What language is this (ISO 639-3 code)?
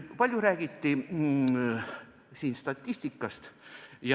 est